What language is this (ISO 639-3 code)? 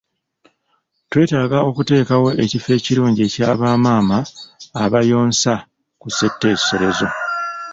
lug